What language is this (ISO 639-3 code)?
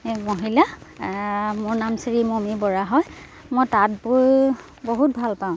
asm